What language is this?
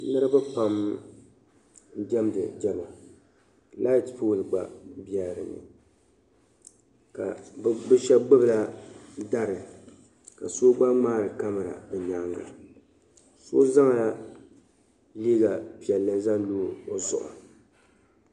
Dagbani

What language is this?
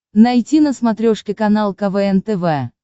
Russian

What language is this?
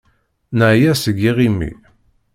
Kabyle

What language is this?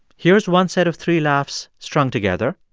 English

